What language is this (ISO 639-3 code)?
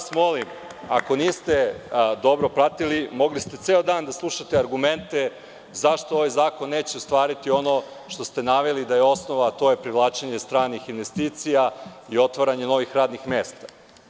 srp